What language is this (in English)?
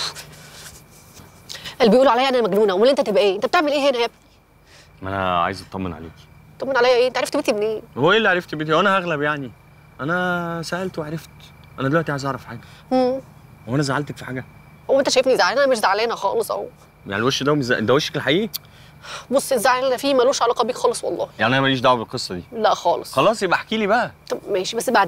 Arabic